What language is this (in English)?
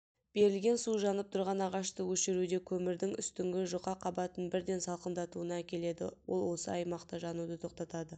Kazakh